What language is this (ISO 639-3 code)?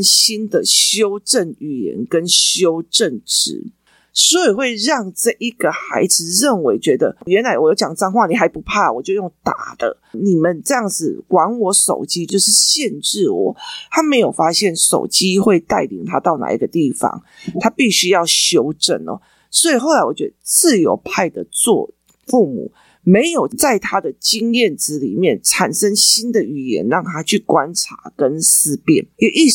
zho